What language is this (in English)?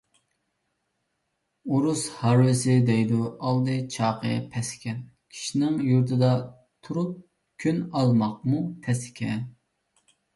Uyghur